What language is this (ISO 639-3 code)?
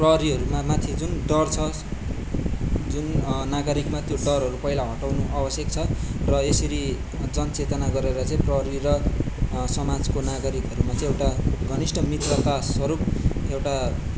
nep